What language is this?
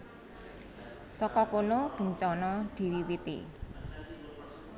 Javanese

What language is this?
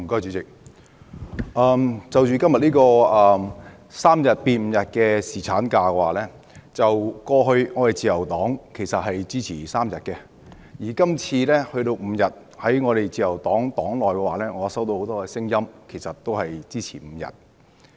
Cantonese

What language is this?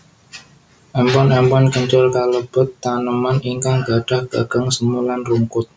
Javanese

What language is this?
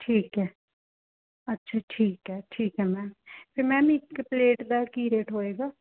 Punjabi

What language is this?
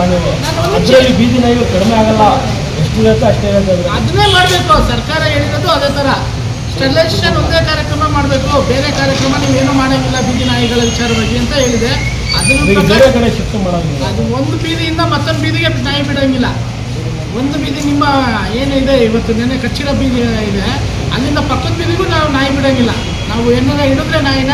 Kannada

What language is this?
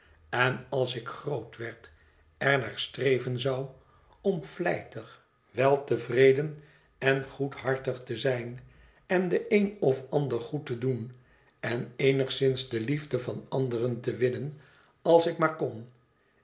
Dutch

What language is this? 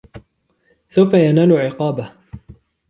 Arabic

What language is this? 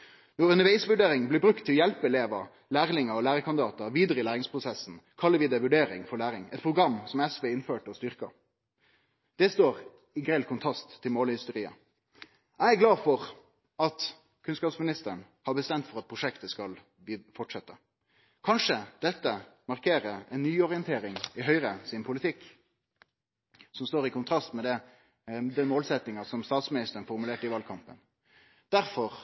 Norwegian Nynorsk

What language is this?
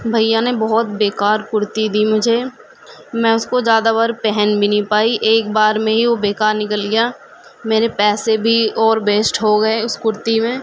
Urdu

